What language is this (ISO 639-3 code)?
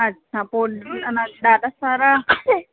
snd